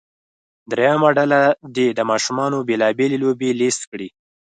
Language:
Pashto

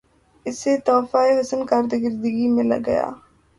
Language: Urdu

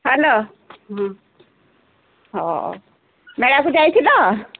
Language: Odia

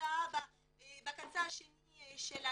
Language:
Hebrew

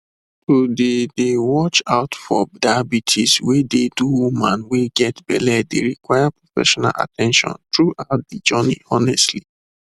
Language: Nigerian Pidgin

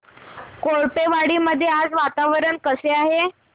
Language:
Marathi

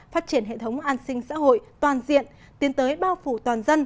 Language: Vietnamese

